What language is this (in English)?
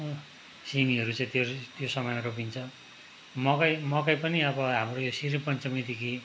Nepali